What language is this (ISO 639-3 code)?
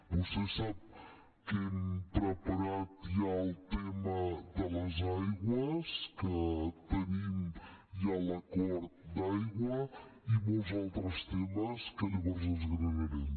cat